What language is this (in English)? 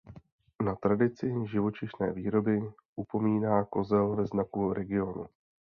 Czech